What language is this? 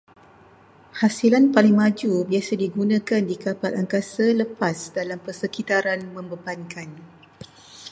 Malay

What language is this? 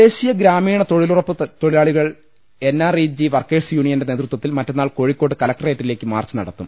Malayalam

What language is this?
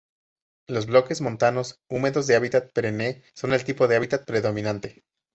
Spanish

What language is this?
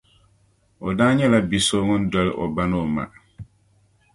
Dagbani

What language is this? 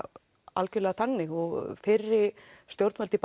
Icelandic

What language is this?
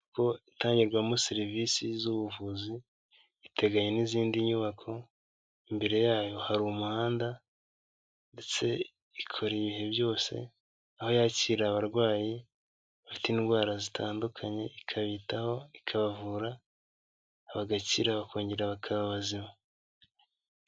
Kinyarwanda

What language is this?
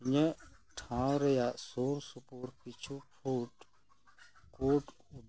Santali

